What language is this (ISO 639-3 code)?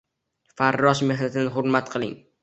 uzb